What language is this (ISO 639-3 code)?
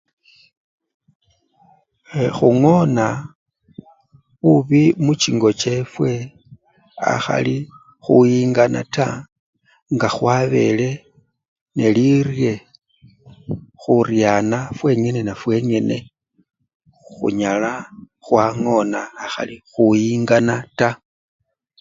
luy